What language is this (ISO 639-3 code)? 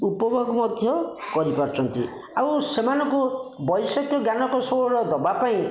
ori